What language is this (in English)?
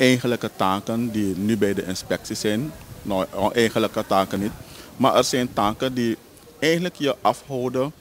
Dutch